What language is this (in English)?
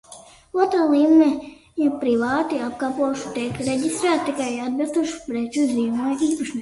Latvian